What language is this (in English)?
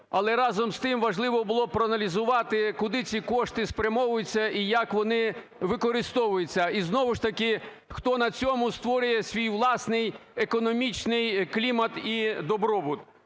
Ukrainian